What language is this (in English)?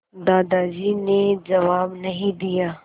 Hindi